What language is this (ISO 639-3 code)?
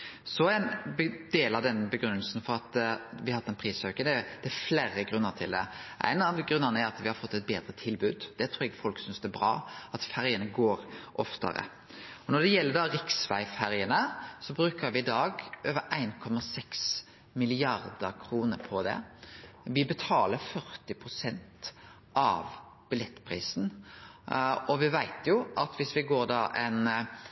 nno